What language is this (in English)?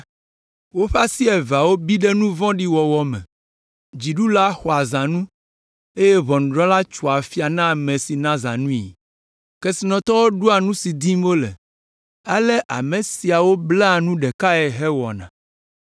Ewe